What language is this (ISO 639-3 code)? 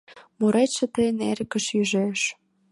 chm